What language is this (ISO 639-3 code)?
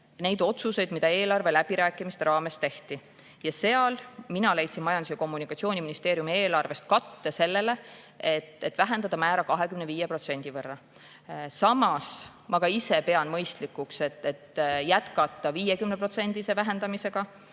est